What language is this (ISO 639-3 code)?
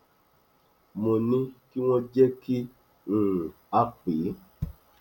yor